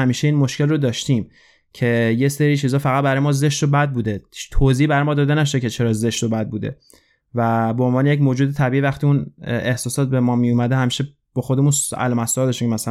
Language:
Persian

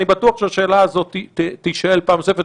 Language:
Hebrew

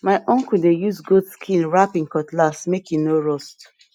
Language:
Nigerian Pidgin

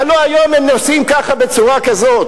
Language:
Hebrew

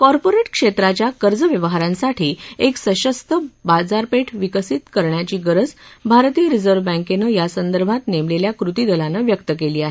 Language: Marathi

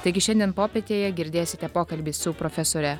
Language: Lithuanian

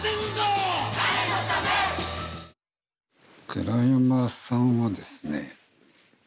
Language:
Japanese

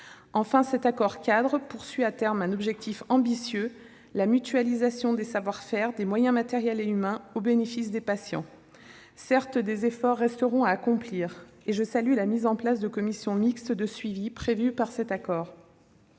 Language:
French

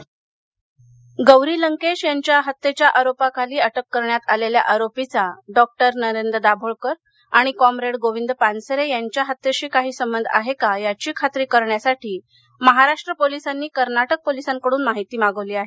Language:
Marathi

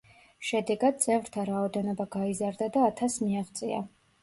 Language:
Georgian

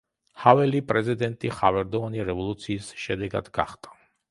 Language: Georgian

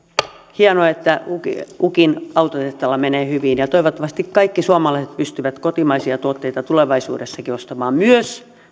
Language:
Finnish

